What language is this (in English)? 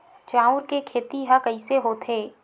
Chhattisgarhi